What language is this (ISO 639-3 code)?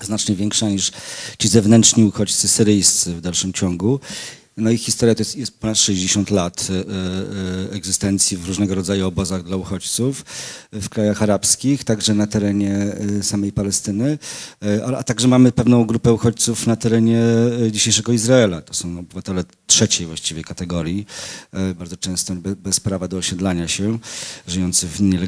pol